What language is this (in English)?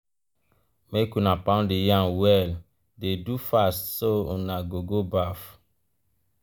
Nigerian Pidgin